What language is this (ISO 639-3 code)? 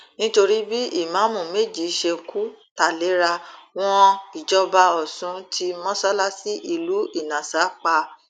yor